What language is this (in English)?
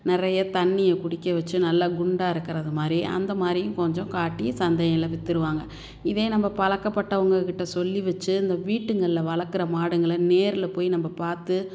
Tamil